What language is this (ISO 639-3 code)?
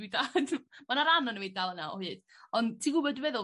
cym